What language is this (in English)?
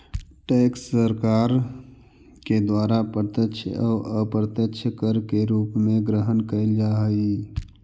Magahi